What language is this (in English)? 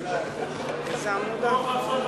Hebrew